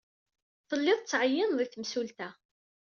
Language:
Kabyle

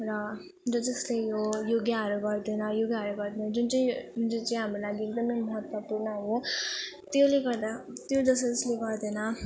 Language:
Nepali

